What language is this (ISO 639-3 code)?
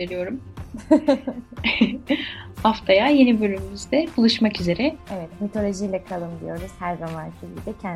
tur